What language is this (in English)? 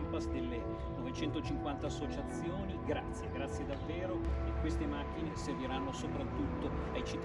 Italian